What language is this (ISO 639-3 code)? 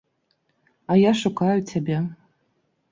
bel